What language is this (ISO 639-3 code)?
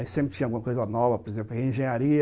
por